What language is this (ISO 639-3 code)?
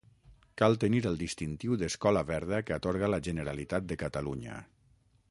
cat